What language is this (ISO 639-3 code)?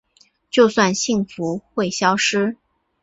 zho